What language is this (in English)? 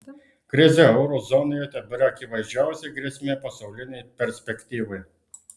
Lithuanian